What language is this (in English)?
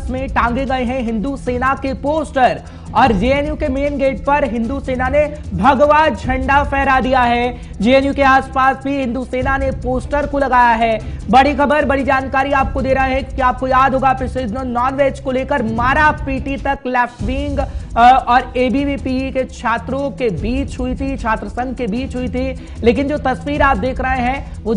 Hindi